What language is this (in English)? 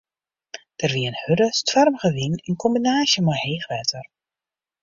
Western Frisian